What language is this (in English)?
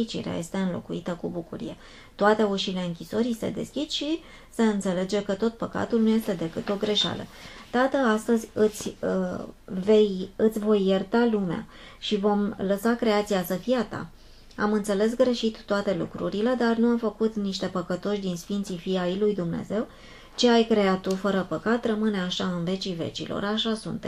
Romanian